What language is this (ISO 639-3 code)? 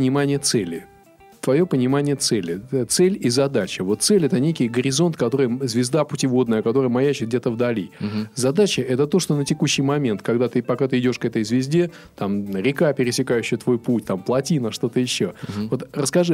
rus